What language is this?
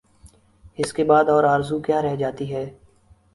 Urdu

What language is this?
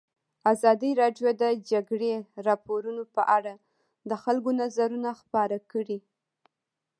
Pashto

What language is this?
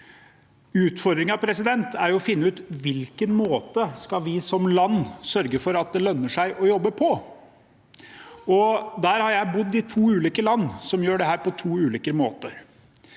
Norwegian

